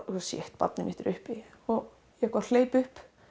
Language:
Icelandic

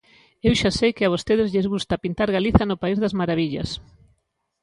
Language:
Galician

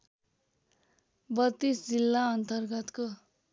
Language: Nepali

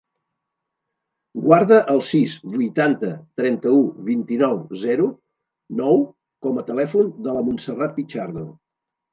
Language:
Catalan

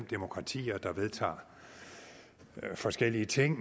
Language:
Danish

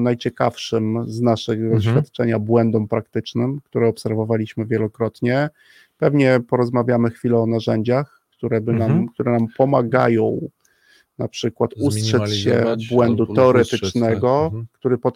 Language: Polish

